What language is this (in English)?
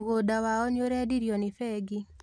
Kikuyu